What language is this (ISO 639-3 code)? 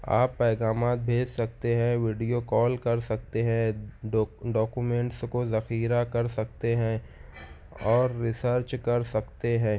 urd